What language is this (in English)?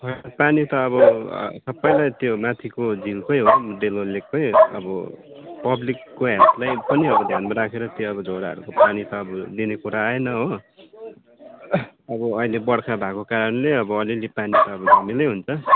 Nepali